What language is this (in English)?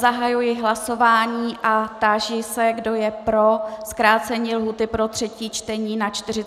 Czech